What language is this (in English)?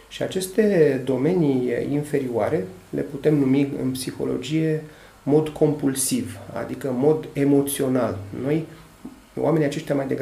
Romanian